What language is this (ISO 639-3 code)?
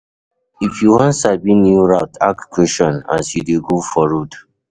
pcm